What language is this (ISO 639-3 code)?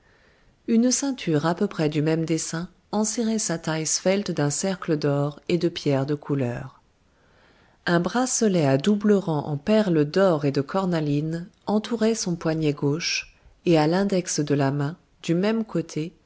fra